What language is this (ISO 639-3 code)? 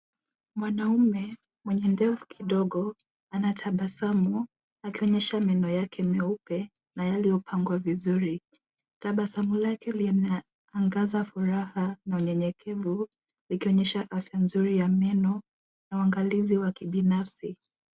swa